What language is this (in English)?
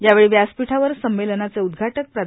Marathi